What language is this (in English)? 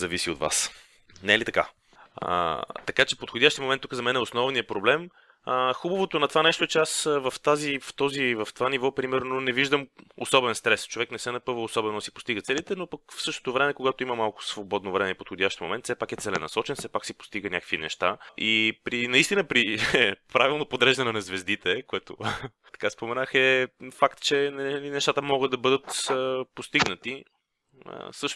Bulgarian